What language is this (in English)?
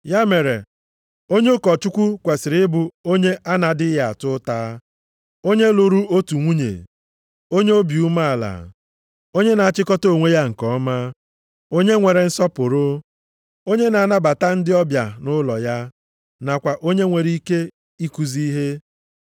Igbo